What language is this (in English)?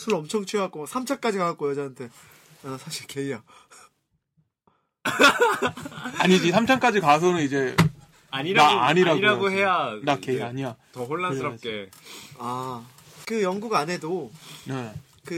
Korean